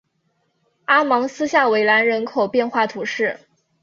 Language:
Chinese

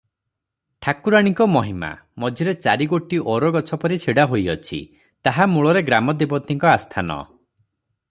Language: Odia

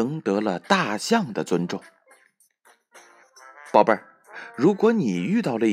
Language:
Chinese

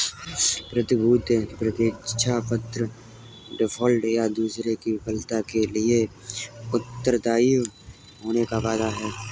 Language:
Hindi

